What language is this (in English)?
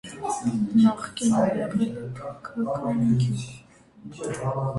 Armenian